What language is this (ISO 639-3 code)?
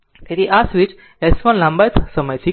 guj